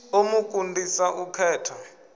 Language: Venda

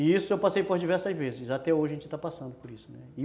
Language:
Portuguese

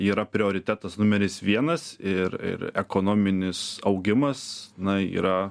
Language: Lithuanian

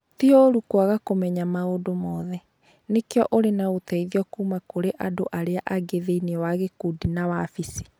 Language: Kikuyu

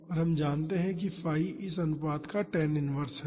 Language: Hindi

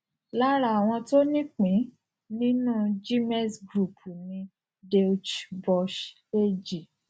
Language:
Yoruba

